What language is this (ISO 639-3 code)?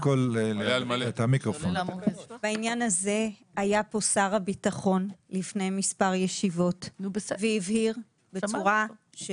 heb